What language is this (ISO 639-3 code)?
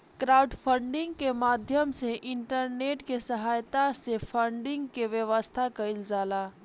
bho